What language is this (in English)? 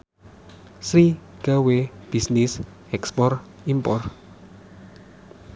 Javanese